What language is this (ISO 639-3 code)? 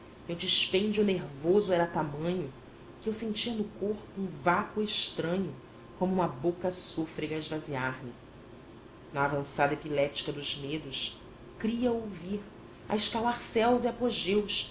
por